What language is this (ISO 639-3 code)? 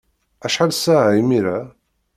kab